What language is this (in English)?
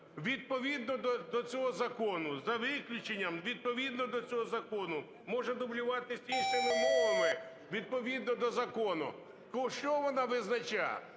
Ukrainian